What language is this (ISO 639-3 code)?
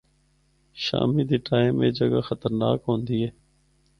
hno